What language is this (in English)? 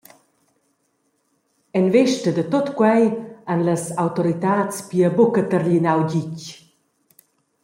Romansh